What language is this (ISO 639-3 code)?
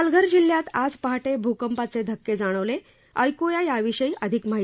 mar